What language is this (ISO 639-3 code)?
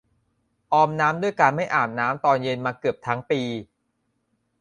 tha